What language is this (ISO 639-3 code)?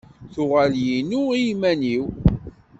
kab